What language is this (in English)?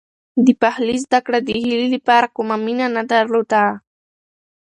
Pashto